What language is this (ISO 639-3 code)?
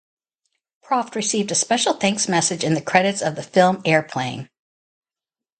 eng